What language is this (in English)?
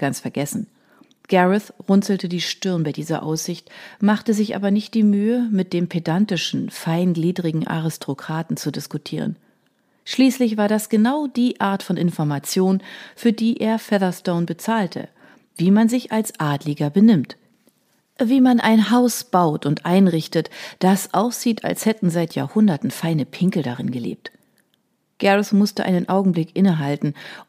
German